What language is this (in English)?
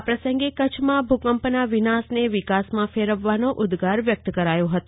Gujarati